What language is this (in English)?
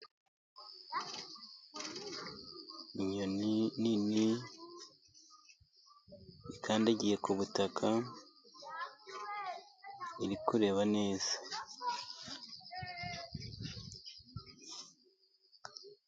Kinyarwanda